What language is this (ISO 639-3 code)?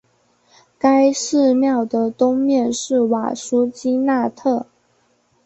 zho